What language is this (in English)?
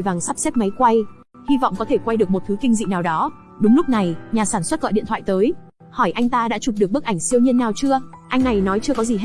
Vietnamese